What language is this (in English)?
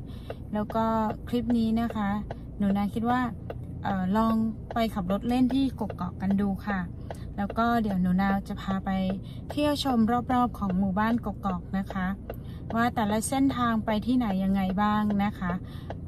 Thai